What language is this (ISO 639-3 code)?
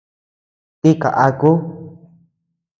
cux